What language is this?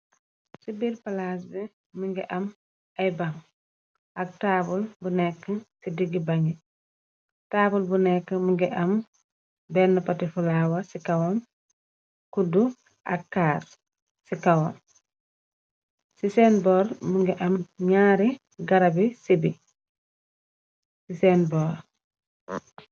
Wolof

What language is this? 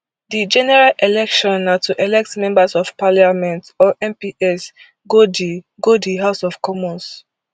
Nigerian Pidgin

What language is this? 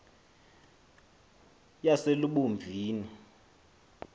Xhosa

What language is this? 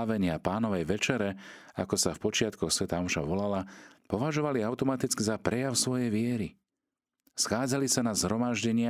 Slovak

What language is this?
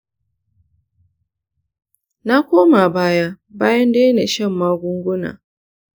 Hausa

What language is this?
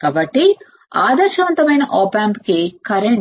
Telugu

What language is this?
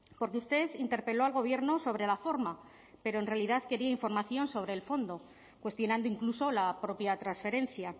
Spanish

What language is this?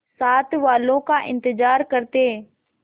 Hindi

